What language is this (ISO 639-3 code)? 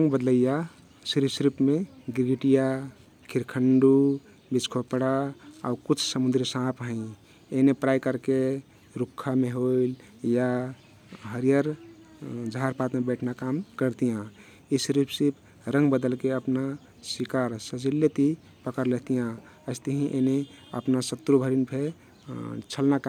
tkt